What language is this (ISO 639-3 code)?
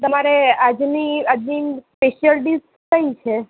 guj